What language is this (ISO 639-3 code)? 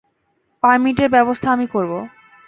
ben